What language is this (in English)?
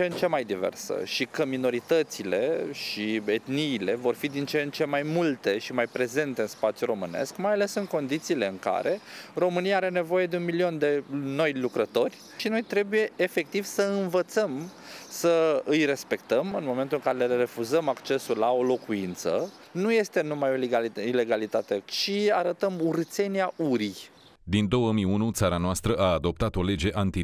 Romanian